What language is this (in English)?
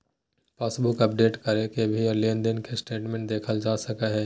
Magahi